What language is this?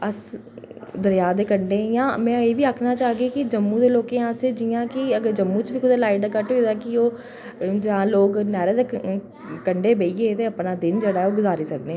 Dogri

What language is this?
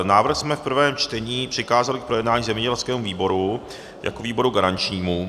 Czech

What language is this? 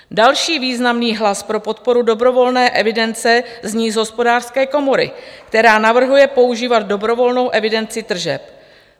Czech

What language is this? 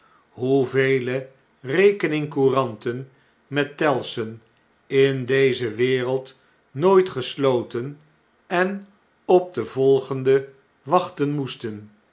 Dutch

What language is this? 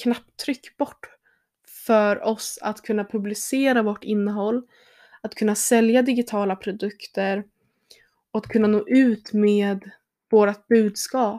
Swedish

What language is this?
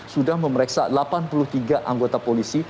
Indonesian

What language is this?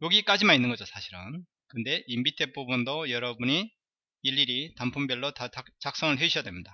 Korean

